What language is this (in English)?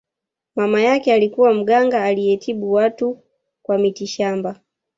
Swahili